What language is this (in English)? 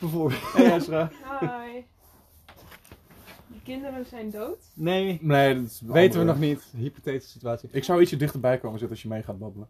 Dutch